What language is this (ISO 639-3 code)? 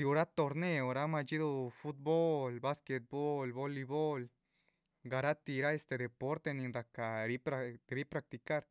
zpv